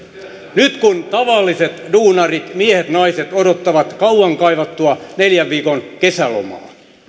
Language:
Finnish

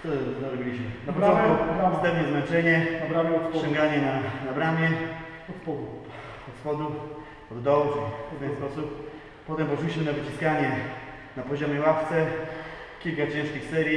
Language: Polish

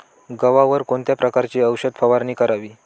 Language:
Marathi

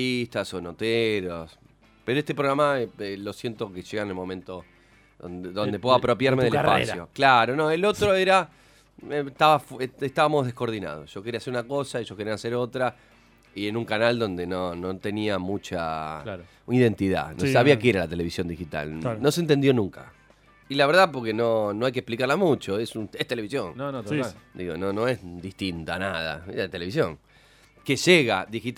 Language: Spanish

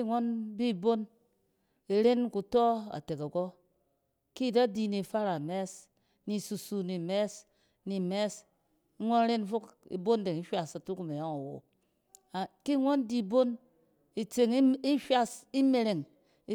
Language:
Cen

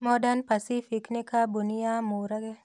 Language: Kikuyu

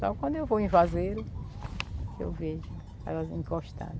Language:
Portuguese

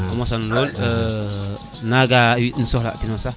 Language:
Serer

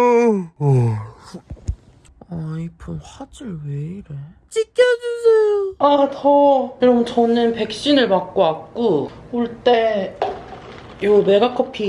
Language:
Korean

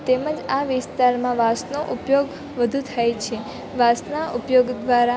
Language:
Gujarati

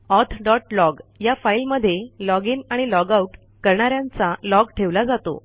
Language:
Marathi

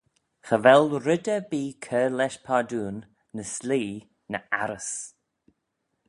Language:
Manx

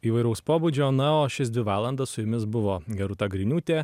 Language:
Lithuanian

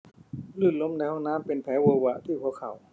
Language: Thai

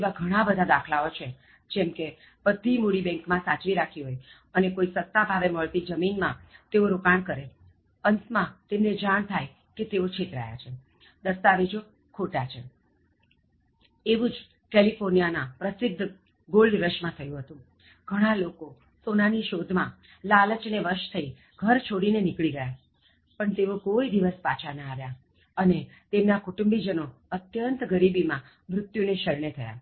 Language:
Gujarati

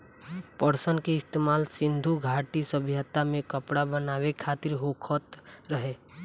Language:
Bhojpuri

